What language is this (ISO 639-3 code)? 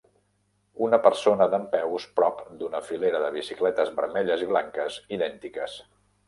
cat